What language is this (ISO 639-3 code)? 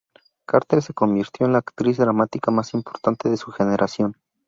spa